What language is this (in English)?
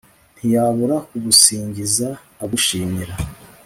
Kinyarwanda